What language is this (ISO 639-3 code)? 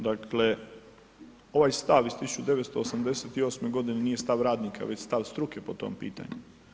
hrv